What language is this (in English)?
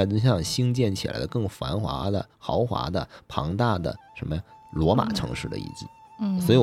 Chinese